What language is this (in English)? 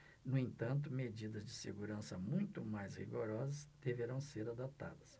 Portuguese